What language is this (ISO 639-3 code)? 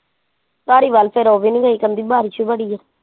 pan